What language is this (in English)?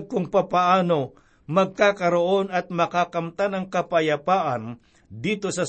Filipino